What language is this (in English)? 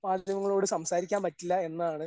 Malayalam